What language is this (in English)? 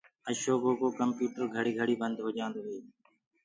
Gurgula